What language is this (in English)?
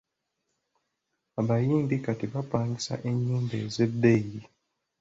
Ganda